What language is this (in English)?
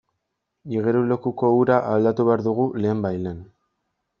Basque